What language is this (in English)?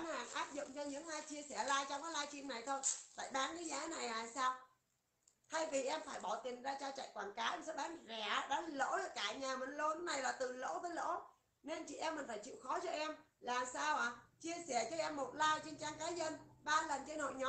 Vietnamese